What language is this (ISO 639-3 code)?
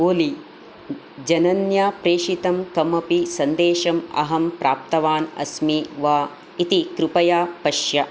san